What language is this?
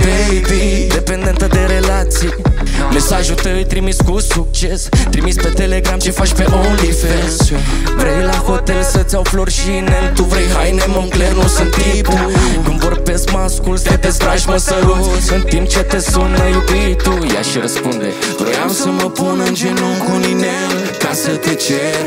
Romanian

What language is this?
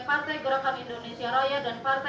Indonesian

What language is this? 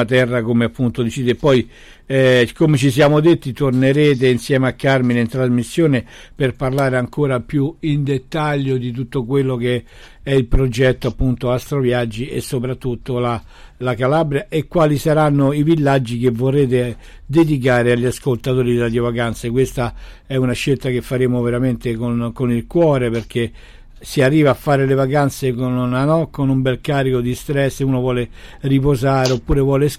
Italian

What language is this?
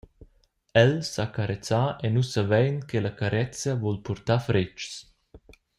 Romansh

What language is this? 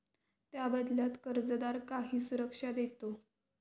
Marathi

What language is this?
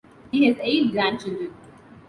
English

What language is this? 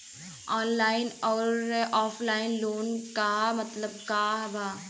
Bhojpuri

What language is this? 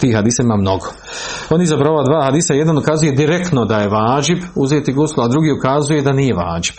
Croatian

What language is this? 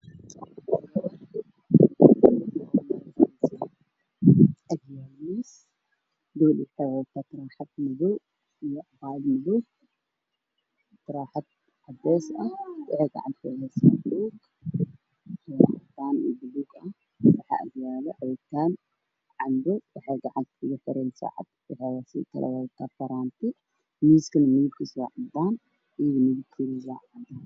Somali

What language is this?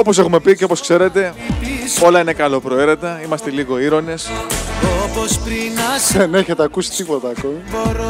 Greek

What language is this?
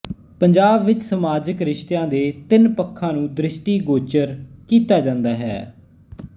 Punjabi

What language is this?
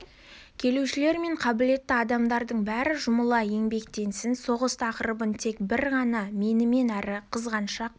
Kazakh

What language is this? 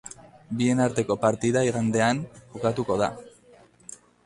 Basque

